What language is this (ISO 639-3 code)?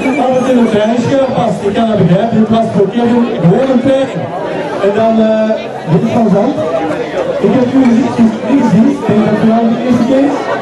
nld